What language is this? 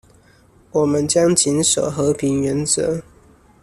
Chinese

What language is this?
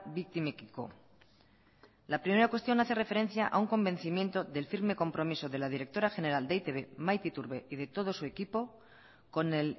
Spanish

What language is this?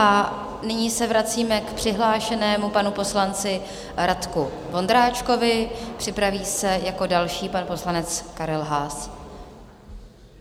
Czech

